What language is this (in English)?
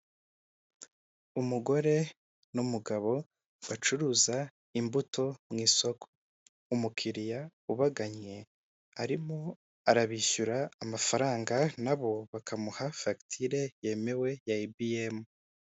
Kinyarwanda